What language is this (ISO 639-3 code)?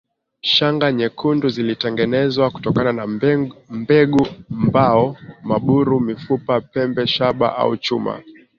swa